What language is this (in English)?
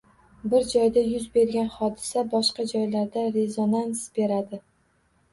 Uzbek